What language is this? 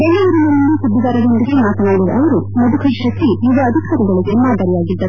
Kannada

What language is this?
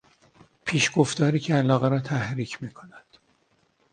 Persian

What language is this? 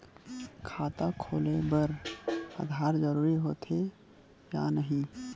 Chhattisgarhi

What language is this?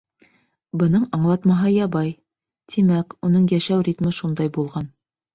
Bashkir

